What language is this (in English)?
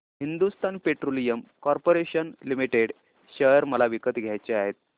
Marathi